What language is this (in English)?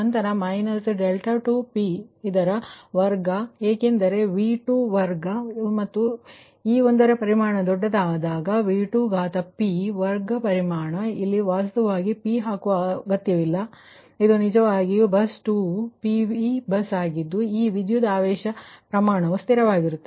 Kannada